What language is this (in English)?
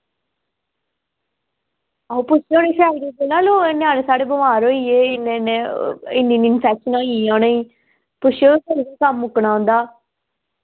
Dogri